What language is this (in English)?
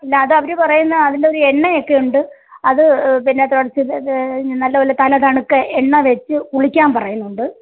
Malayalam